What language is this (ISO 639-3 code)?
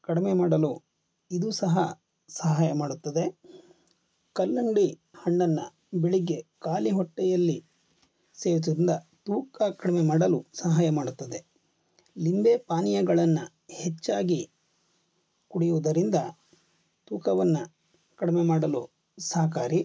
kan